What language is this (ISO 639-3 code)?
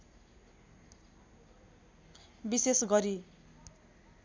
nep